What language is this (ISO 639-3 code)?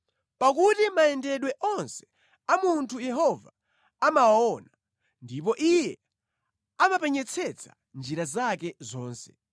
nya